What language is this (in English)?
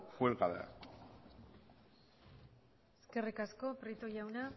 Basque